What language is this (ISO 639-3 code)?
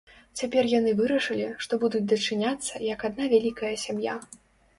bel